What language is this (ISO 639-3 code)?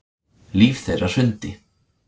isl